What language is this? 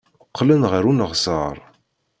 Kabyle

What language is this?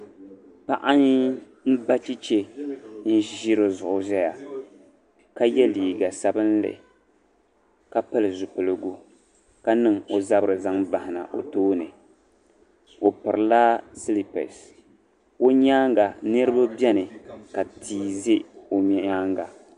Dagbani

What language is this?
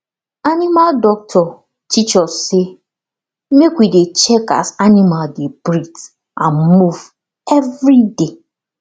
Nigerian Pidgin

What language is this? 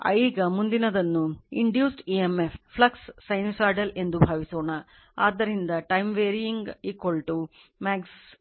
Kannada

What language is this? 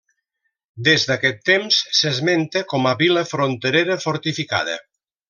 Catalan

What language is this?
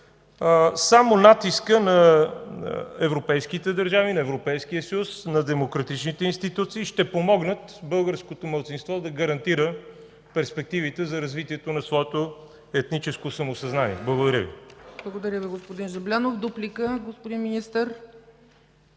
Bulgarian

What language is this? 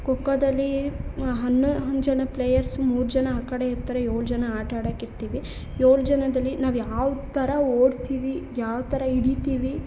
Kannada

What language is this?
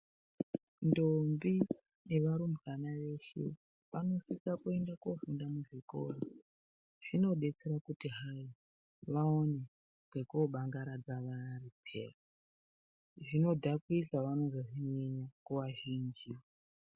Ndau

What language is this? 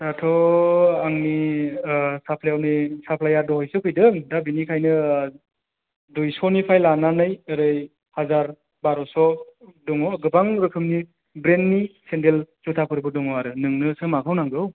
Bodo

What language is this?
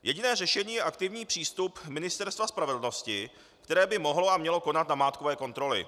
Czech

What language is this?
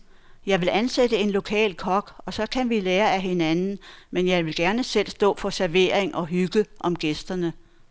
Danish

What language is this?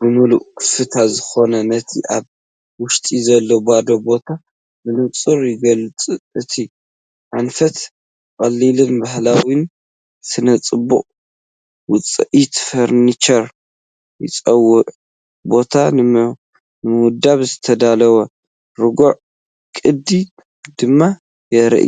Tigrinya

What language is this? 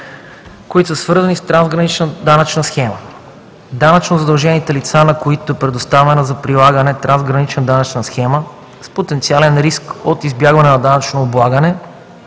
Bulgarian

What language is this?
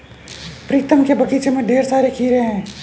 Hindi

